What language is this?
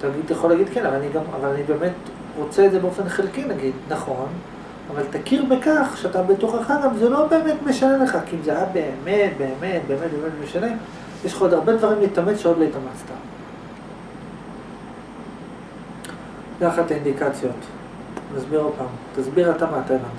Hebrew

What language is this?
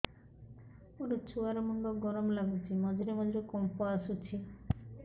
Odia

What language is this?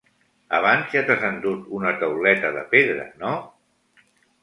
Catalan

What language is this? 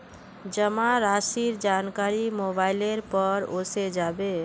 Magahi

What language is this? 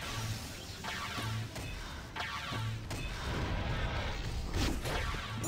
Dutch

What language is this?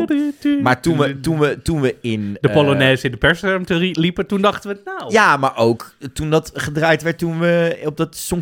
Dutch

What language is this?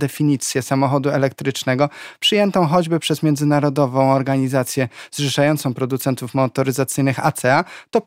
Polish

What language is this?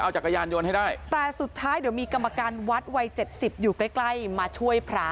Thai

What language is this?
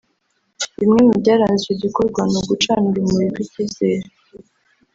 Kinyarwanda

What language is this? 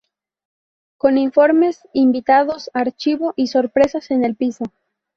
Spanish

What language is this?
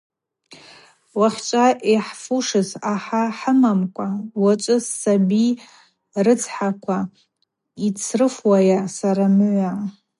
Abaza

